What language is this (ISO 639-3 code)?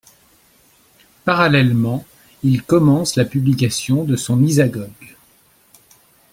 fra